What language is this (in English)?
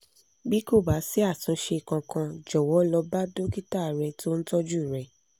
Yoruba